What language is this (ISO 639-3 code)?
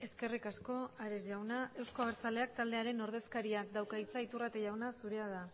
eus